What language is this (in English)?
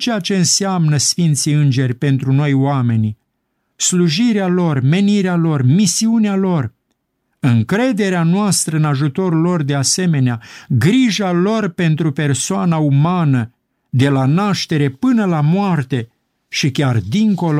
Romanian